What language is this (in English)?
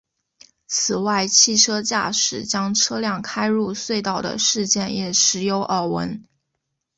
Chinese